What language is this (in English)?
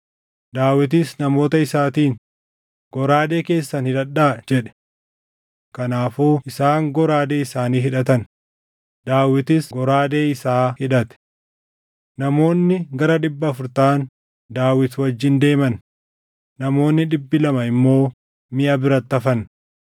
Oromo